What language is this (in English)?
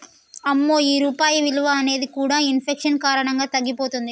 Telugu